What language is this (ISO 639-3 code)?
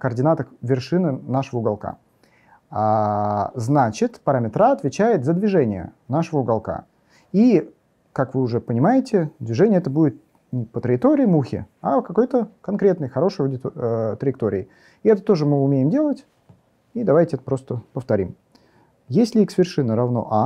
rus